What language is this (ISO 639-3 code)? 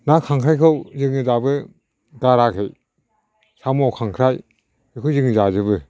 brx